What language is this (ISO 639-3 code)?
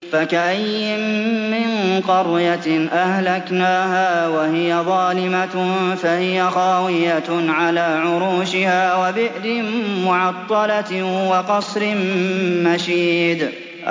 ara